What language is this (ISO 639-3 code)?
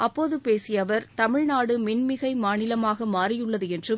tam